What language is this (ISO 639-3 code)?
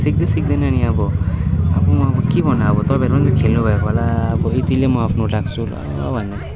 nep